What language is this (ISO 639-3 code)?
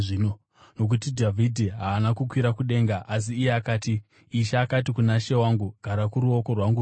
sna